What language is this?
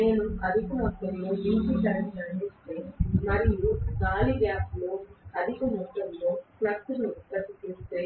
Telugu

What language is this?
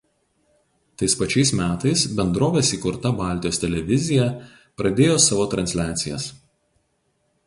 Lithuanian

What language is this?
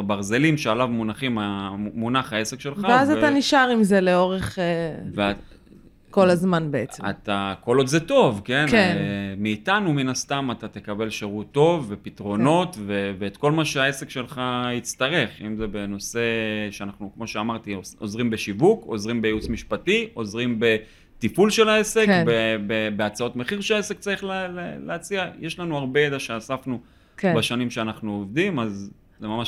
Hebrew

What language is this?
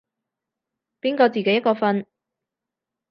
Cantonese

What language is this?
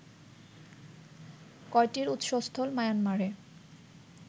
Bangla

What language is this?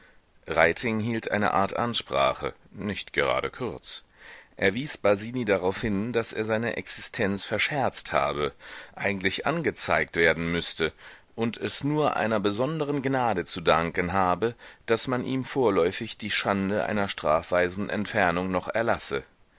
German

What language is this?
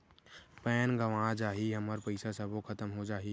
Chhattisgarhi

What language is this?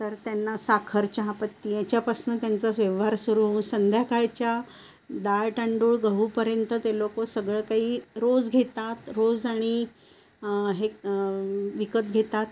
Marathi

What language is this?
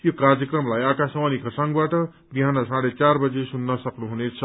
Nepali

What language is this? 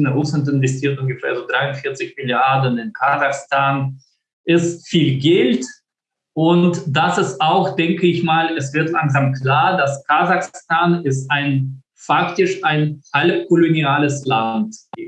German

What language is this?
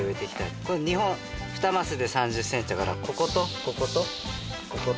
Japanese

